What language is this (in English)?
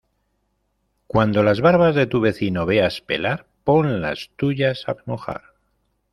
Spanish